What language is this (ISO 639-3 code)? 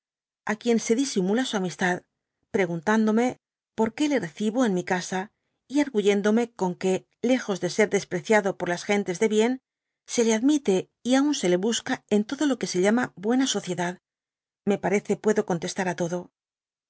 spa